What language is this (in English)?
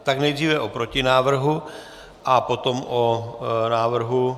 Czech